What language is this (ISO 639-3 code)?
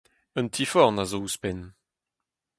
bre